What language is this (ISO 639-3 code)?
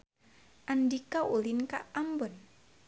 sun